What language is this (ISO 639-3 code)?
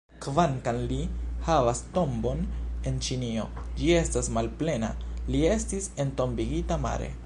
epo